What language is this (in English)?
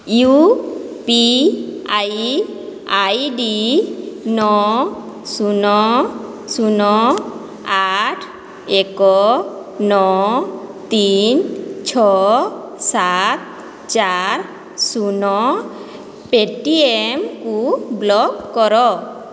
Odia